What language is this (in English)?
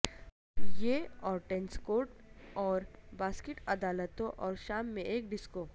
Urdu